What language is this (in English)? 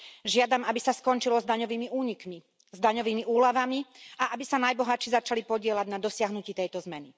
Slovak